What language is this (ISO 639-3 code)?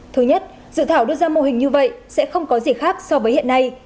vie